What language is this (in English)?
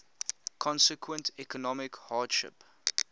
English